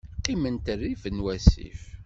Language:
Kabyle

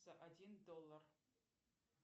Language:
Russian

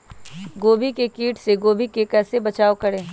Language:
Magahi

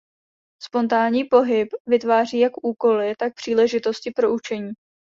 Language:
Czech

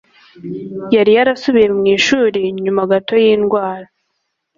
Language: Kinyarwanda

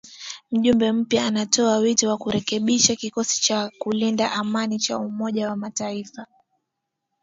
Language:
Swahili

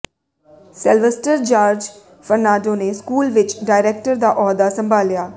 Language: Punjabi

